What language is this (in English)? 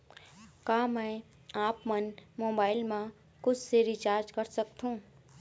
Chhattisgarhi